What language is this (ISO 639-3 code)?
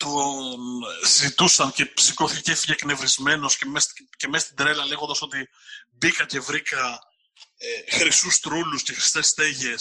ell